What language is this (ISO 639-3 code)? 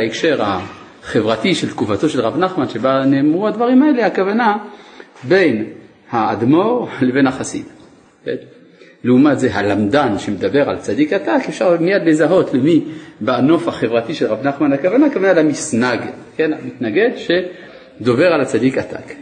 heb